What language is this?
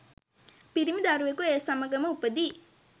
Sinhala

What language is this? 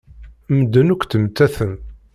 Kabyle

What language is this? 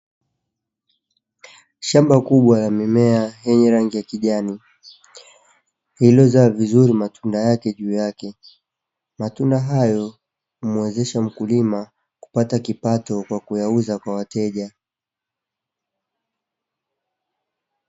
Swahili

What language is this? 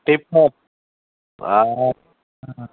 Assamese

